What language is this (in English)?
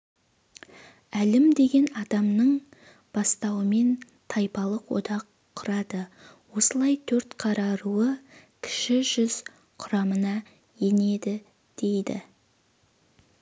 Kazakh